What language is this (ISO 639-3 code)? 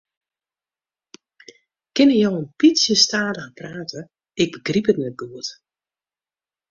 fry